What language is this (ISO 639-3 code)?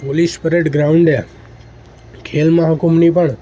guj